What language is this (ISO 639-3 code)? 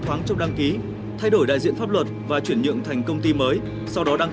vie